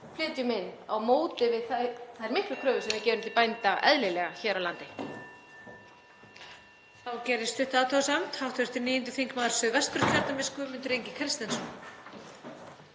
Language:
Icelandic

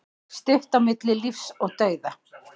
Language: Icelandic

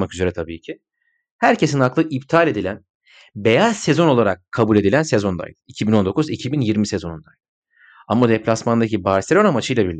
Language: Turkish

